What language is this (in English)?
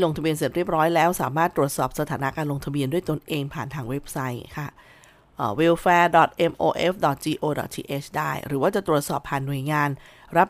Thai